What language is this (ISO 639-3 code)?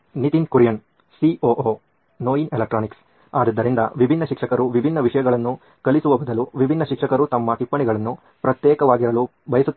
kan